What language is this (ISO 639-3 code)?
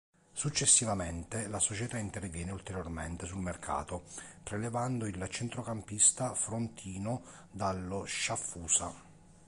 ita